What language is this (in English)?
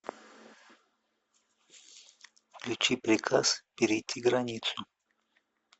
Russian